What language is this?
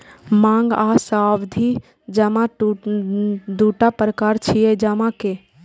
Maithili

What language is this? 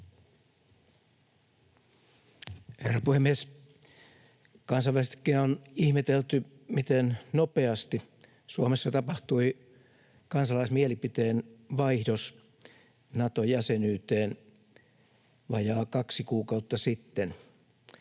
Finnish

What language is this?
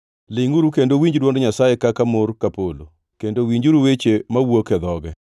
Luo (Kenya and Tanzania)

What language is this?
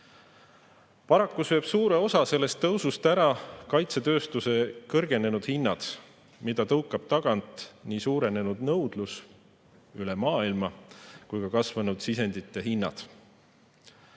Estonian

